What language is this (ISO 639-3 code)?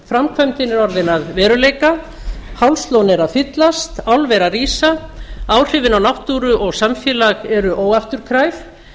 isl